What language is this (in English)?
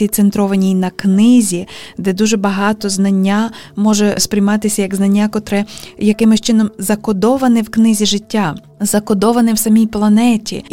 Ukrainian